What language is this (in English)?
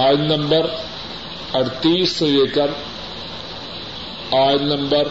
Urdu